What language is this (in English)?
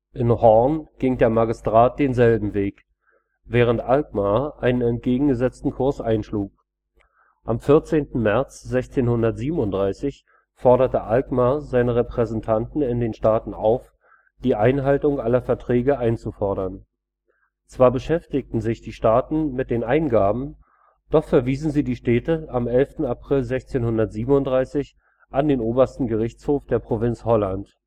German